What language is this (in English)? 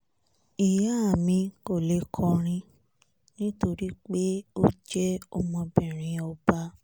Yoruba